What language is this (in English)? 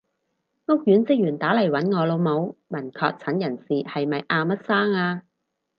Cantonese